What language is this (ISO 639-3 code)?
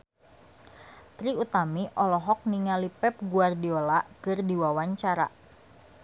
sun